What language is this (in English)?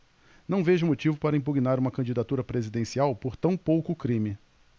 Portuguese